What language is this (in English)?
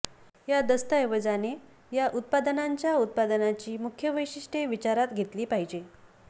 Marathi